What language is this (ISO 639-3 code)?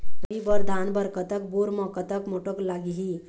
hne